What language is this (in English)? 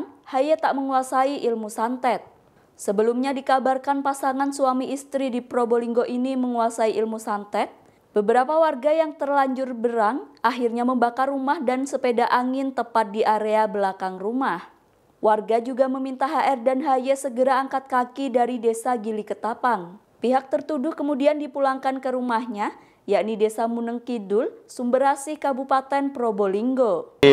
Indonesian